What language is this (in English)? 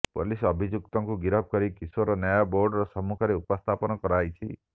Odia